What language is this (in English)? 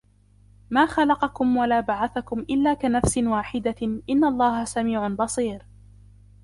Arabic